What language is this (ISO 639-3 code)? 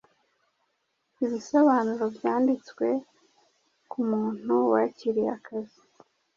kin